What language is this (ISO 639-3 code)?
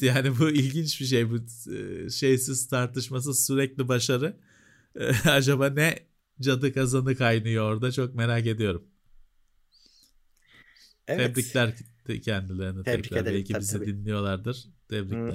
tur